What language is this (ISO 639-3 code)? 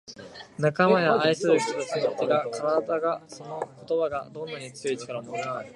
jpn